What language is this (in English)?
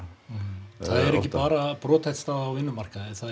Icelandic